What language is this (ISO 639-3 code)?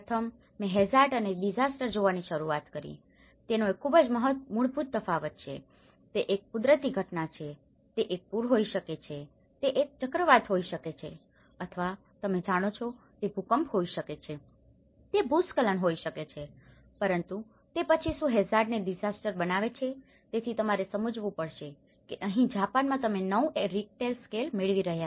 guj